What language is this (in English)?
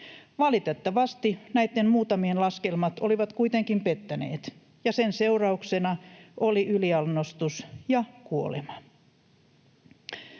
Finnish